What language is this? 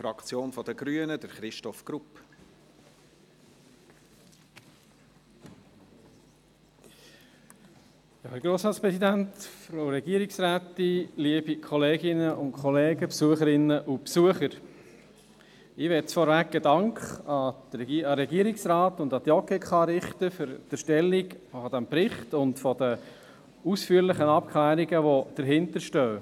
Swiss German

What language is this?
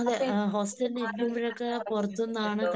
Malayalam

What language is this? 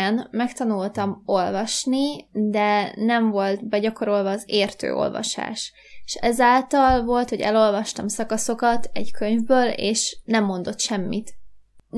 Hungarian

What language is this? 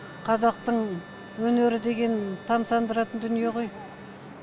Kazakh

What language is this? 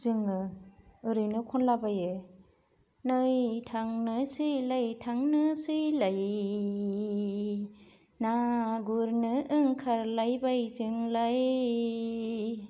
Bodo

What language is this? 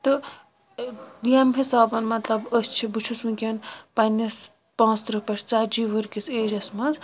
Kashmiri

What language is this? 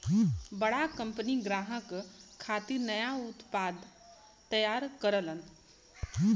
Bhojpuri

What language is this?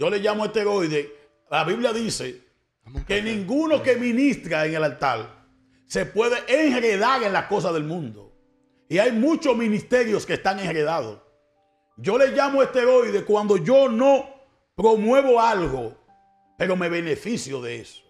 Spanish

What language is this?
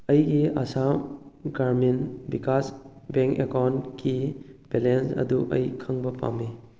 Manipuri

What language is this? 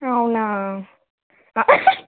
Telugu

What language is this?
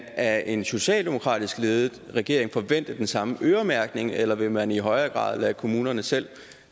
Danish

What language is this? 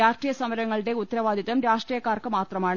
Malayalam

